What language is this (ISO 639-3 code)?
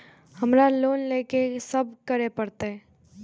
mai